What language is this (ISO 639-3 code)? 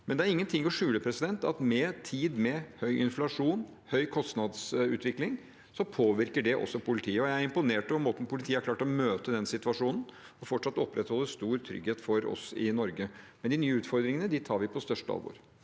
nor